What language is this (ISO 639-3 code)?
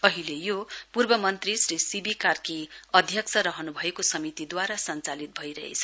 nep